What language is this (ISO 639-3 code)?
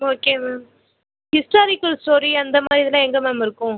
tam